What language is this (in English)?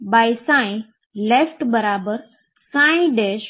Gujarati